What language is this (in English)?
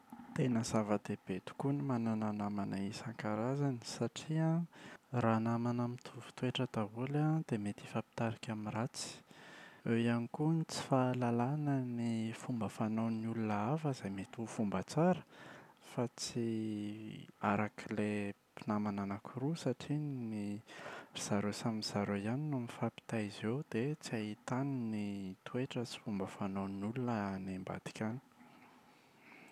Malagasy